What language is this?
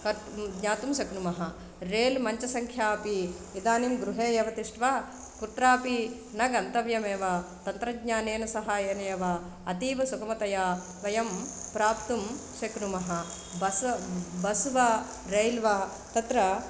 Sanskrit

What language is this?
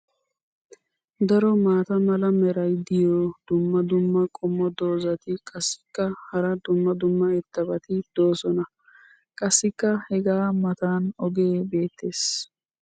Wolaytta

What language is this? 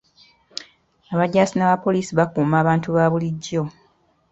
Ganda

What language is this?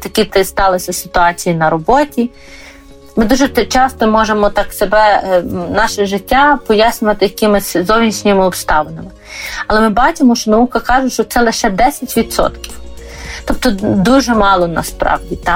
Ukrainian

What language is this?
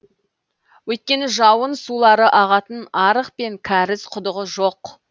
Kazakh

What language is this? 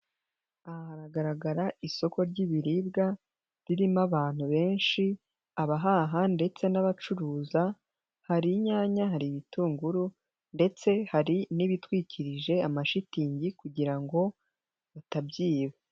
Kinyarwanda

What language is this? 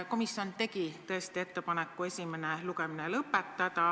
Estonian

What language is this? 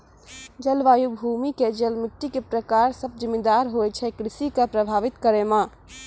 Maithili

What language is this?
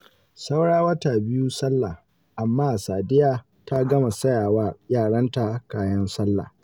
Hausa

